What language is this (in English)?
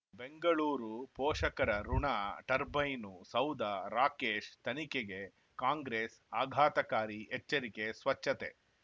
Kannada